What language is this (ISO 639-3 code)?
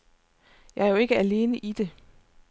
dan